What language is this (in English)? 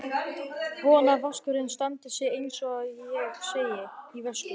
Icelandic